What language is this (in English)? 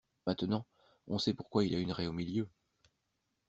French